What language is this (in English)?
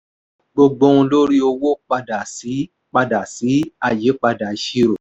Yoruba